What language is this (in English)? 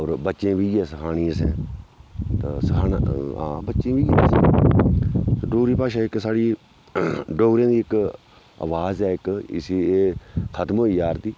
Dogri